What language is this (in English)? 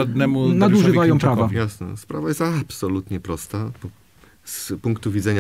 Polish